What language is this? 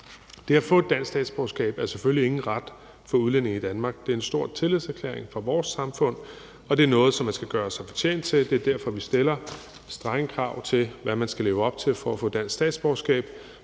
Danish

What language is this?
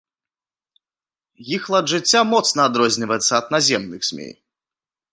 Belarusian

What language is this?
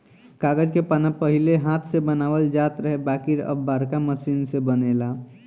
Bhojpuri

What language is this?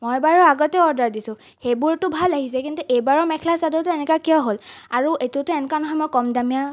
Assamese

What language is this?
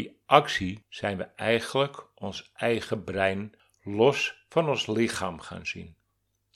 Dutch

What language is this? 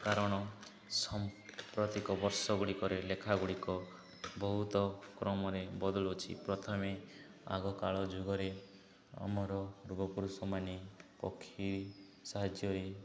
Odia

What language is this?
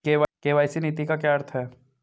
Hindi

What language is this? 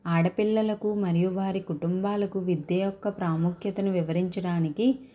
Telugu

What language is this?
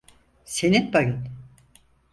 Turkish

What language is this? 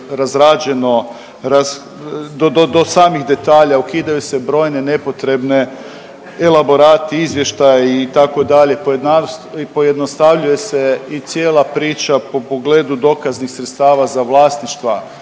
Croatian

